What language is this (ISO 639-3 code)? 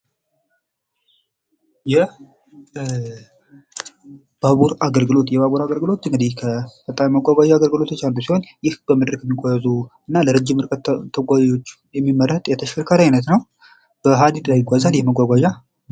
amh